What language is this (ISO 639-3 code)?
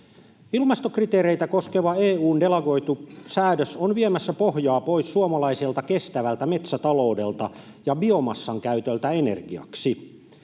fin